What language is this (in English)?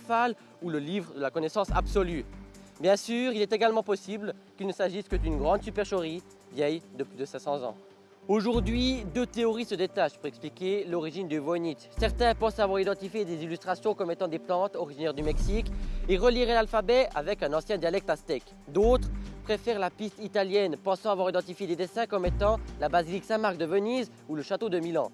French